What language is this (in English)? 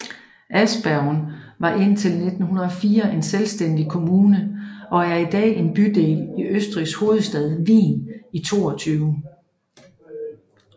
Danish